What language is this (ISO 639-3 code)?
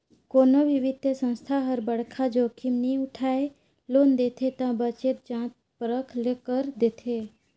hne